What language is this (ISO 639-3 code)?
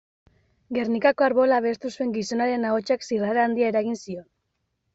eus